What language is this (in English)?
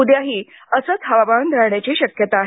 Marathi